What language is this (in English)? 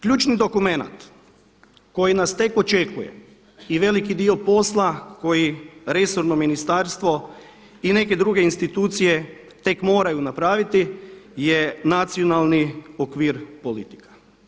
Croatian